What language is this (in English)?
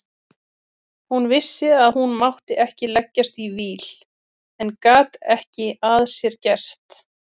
Icelandic